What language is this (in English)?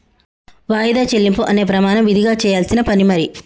Telugu